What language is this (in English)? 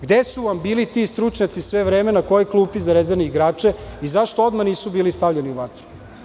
Serbian